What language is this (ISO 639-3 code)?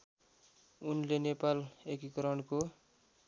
nep